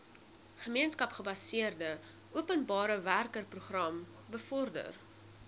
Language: Afrikaans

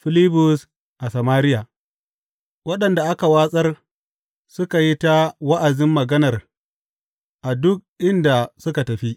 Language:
Hausa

